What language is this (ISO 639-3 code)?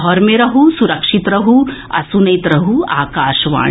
mai